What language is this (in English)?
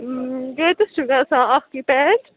Kashmiri